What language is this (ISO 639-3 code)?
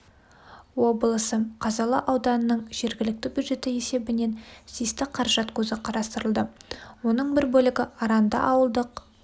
kaz